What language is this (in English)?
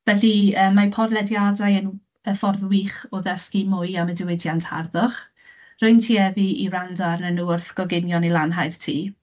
Welsh